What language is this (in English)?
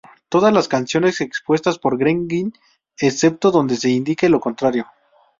Spanish